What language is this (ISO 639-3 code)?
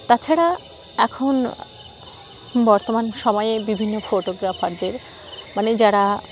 ben